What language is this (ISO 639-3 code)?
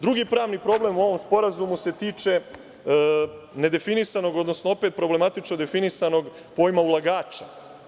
srp